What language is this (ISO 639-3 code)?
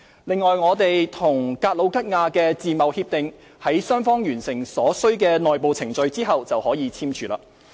yue